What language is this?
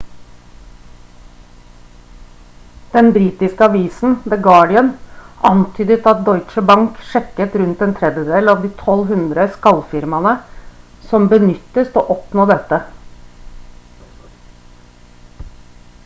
Norwegian Bokmål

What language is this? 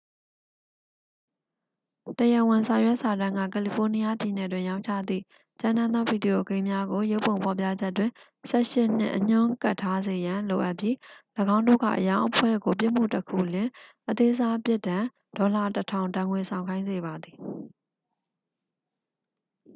Burmese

